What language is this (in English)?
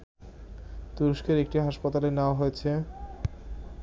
Bangla